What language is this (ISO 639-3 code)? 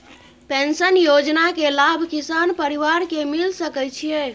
mai